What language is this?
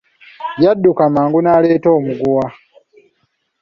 Ganda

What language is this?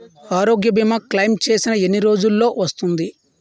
Telugu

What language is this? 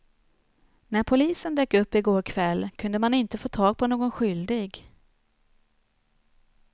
Swedish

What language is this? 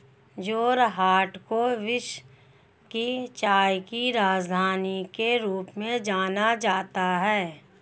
Hindi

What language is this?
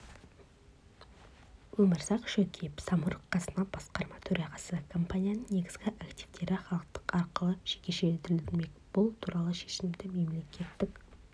Kazakh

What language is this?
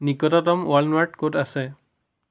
Assamese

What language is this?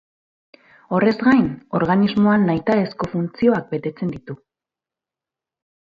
Basque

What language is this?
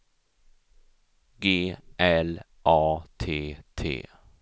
Swedish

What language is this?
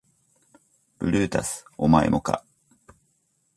Japanese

